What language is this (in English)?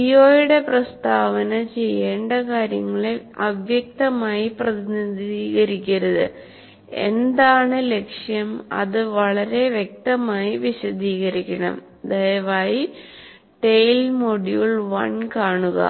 Malayalam